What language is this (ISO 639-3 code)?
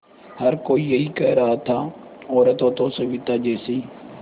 hin